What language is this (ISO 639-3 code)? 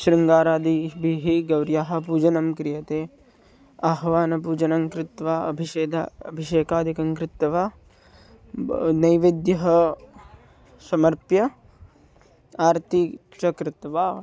san